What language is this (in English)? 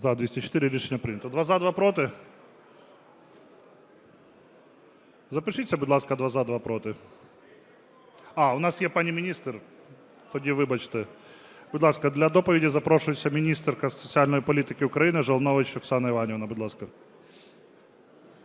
Ukrainian